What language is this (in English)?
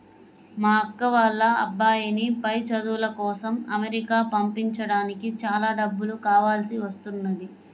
Telugu